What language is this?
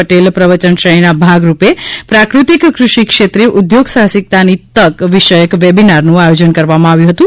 Gujarati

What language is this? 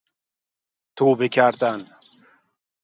Persian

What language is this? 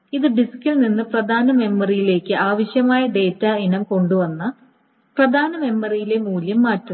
Malayalam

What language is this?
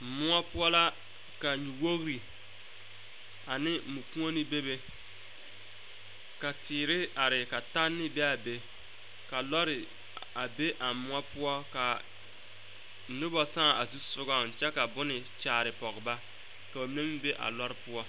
Southern Dagaare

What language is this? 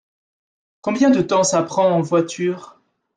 French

